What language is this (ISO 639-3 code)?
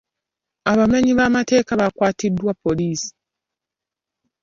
lug